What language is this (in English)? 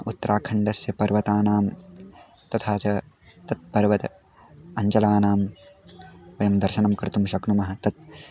Sanskrit